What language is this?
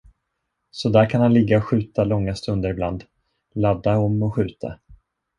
Swedish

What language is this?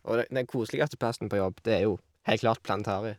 Norwegian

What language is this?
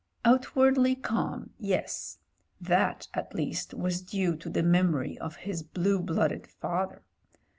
English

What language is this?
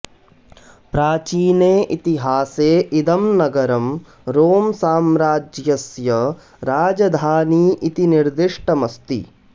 Sanskrit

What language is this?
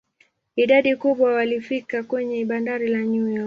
Swahili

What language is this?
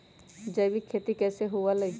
Magahi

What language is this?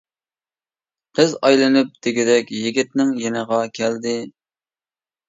Uyghur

